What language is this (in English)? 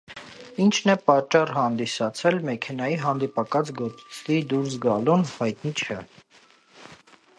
Armenian